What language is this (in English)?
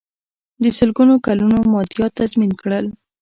Pashto